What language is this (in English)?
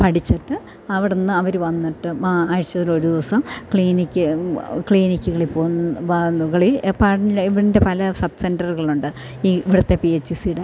Malayalam